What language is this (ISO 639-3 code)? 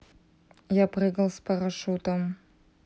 rus